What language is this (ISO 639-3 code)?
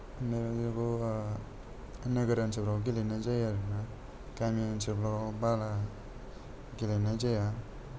brx